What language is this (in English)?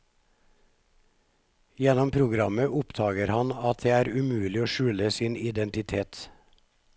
Norwegian